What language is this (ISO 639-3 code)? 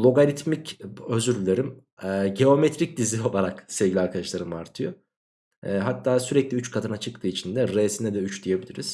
tur